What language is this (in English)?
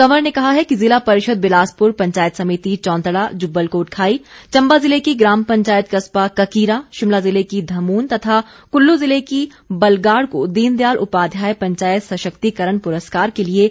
Hindi